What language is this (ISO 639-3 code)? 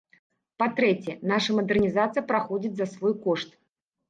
bel